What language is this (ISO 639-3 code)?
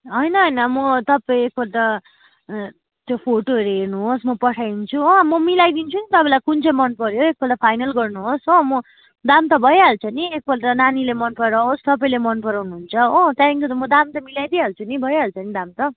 nep